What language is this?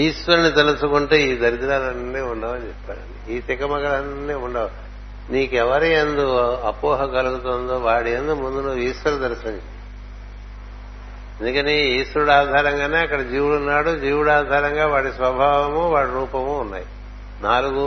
Telugu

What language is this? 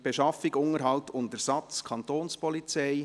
Swiss German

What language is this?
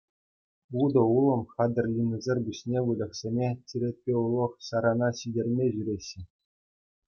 Chuvash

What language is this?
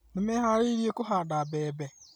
Kikuyu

